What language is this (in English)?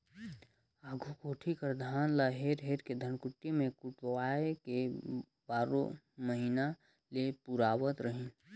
Chhattisgarhi